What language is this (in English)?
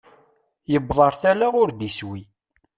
Kabyle